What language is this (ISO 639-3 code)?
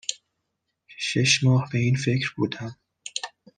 fas